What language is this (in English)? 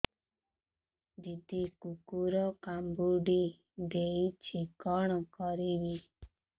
Odia